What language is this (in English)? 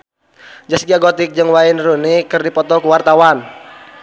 Sundanese